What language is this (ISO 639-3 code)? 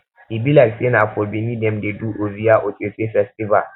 pcm